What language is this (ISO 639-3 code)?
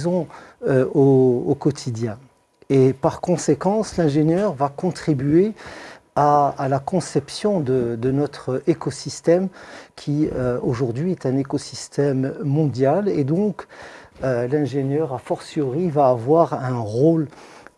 fra